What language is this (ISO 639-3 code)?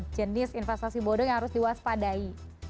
ind